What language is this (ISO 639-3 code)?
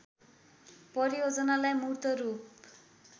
nep